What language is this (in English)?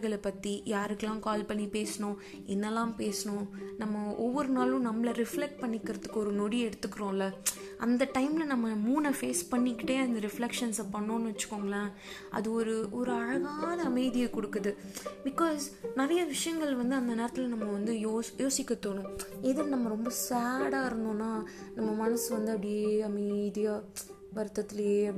Tamil